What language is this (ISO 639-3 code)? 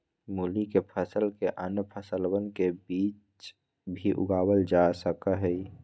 mag